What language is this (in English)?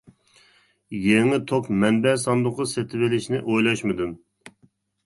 Uyghur